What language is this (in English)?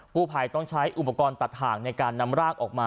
Thai